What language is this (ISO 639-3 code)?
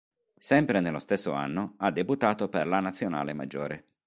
ita